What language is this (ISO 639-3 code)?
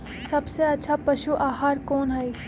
mag